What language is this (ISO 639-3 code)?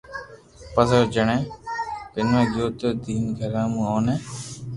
lrk